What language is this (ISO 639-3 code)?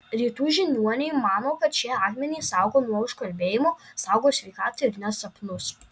lit